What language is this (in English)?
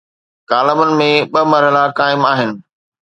Sindhi